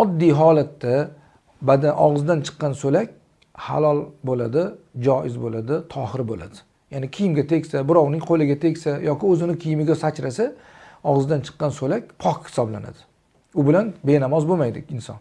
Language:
Turkish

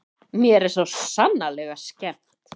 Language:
Icelandic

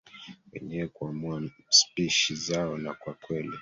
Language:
Swahili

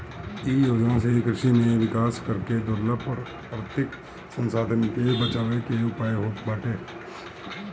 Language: Bhojpuri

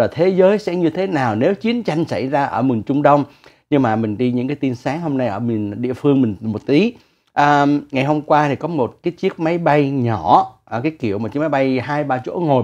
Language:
Vietnamese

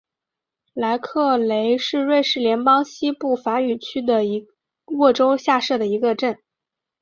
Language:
Chinese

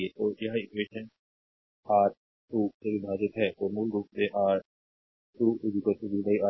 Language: Hindi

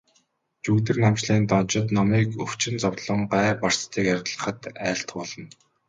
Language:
Mongolian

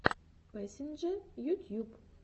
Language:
Russian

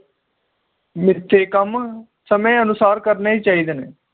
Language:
Punjabi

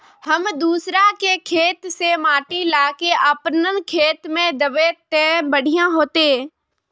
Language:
Magahi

